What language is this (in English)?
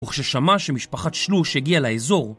Hebrew